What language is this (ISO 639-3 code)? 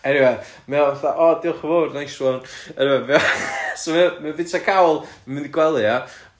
cym